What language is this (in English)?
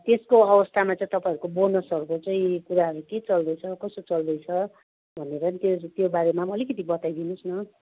Nepali